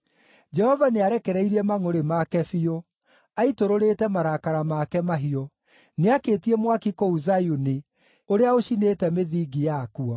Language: Kikuyu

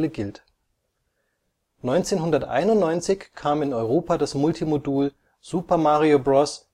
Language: German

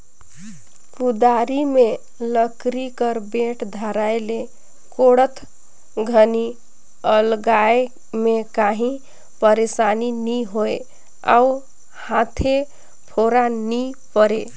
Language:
Chhattisgarhi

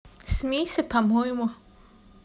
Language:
Russian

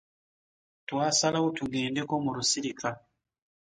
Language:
Ganda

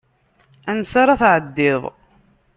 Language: Kabyle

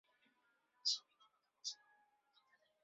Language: Chinese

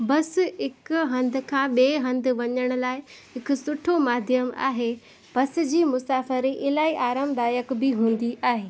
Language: Sindhi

